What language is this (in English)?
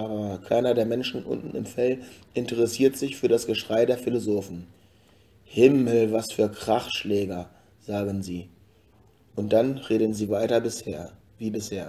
German